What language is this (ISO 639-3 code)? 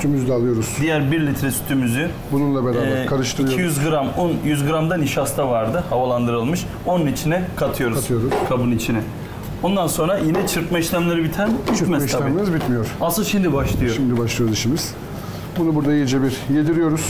tur